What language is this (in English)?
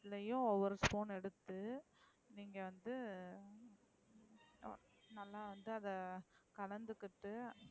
Tamil